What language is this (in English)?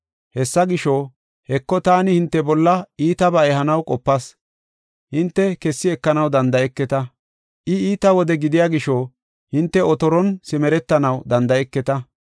Gofa